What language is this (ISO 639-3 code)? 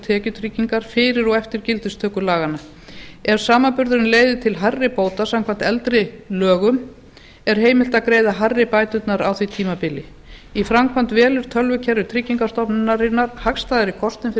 isl